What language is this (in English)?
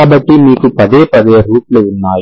Telugu